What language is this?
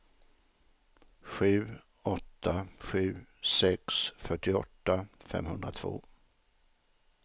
Swedish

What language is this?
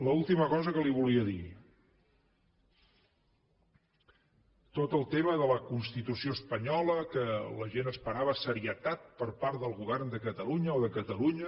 Catalan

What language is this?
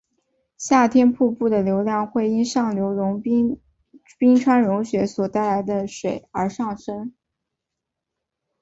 Chinese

